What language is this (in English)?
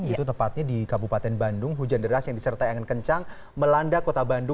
Indonesian